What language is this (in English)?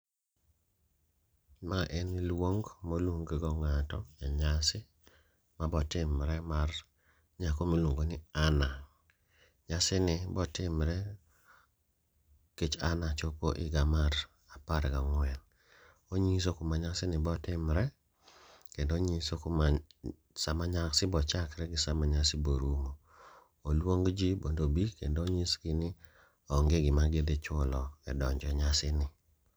Luo (Kenya and Tanzania)